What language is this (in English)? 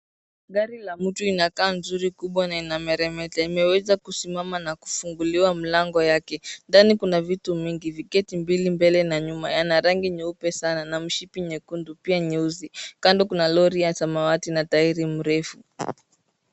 Swahili